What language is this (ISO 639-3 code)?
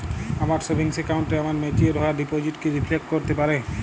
ben